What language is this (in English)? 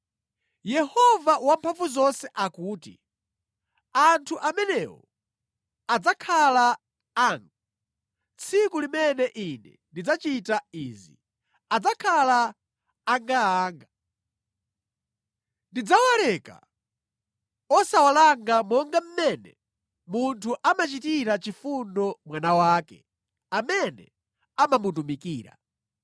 Nyanja